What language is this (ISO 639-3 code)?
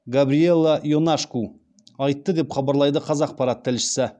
kaz